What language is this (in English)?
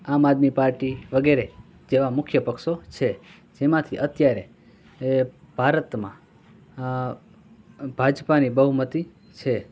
Gujarati